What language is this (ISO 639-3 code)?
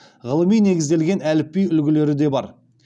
kaz